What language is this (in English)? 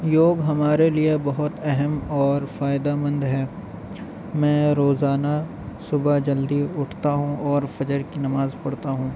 Urdu